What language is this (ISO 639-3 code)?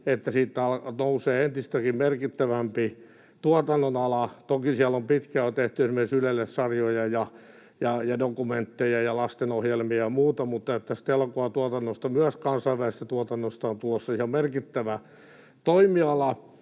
fin